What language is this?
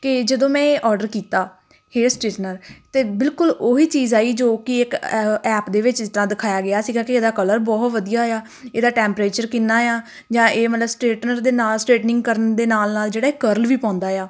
Punjabi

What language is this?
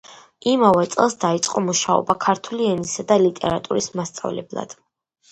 Georgian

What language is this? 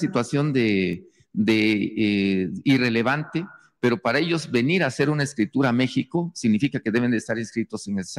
Spanish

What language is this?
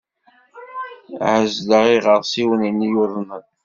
Kabyle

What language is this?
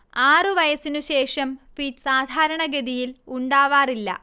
Malayalam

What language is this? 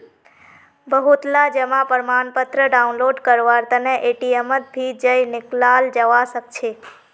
Magahi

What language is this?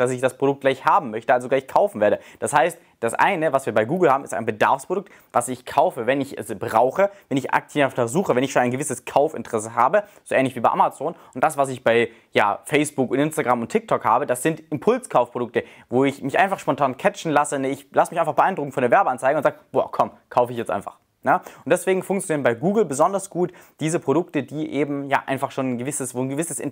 German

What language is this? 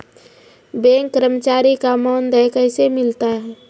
Maithili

